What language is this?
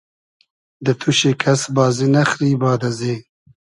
Hazaragi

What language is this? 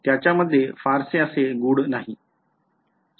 Marathi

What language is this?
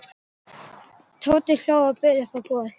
Icelandic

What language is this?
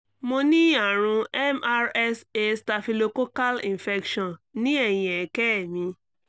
Yoruba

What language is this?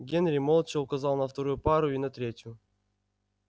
Russian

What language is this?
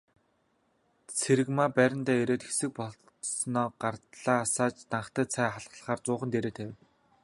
Mongolian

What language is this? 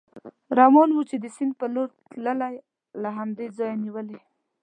Pashto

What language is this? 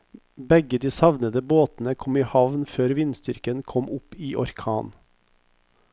Norwegian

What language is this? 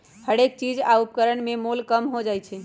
Magahi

